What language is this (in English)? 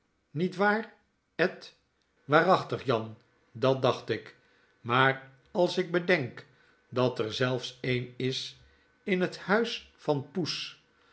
Dutch